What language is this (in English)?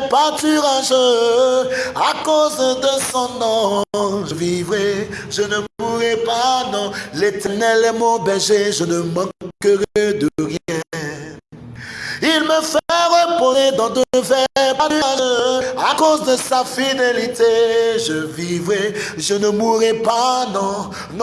French